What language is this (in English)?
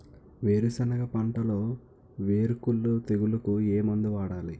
Telugu